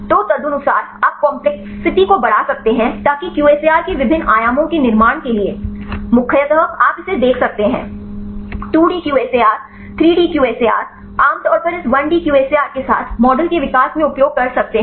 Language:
Hindi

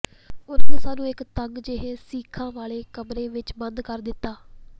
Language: Punjabi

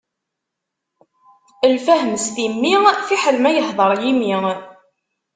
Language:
Kabyle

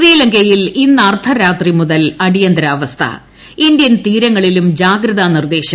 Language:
Malayalam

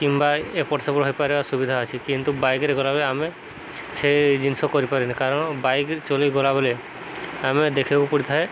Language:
Odia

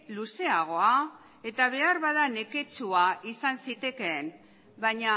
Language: Basque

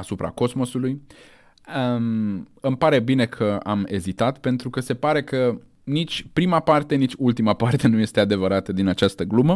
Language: Romanian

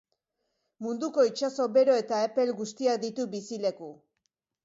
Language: Basque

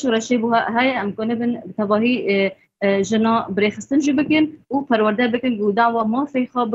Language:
Persian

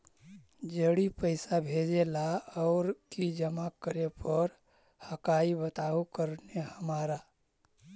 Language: Magahi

